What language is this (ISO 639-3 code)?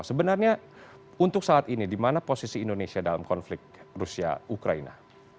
ind